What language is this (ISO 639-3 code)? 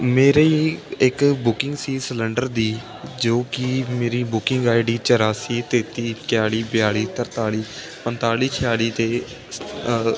pan